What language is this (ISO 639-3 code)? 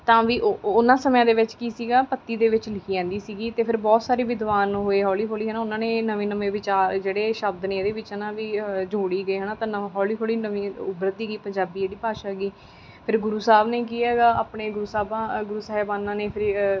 pan